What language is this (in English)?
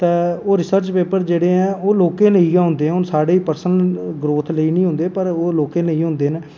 Dogri